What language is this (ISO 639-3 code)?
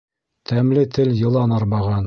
bak